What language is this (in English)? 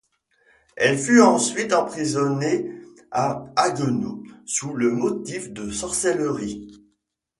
French